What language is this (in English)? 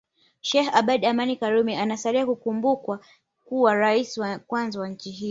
Swahili